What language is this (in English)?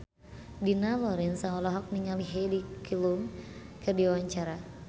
Sundanese